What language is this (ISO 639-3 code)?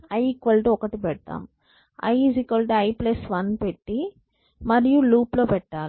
tel